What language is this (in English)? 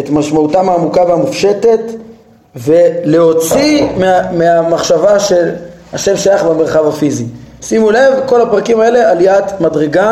Hebrew